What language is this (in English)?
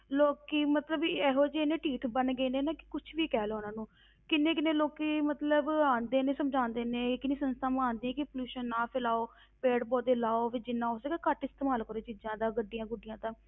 Punjabi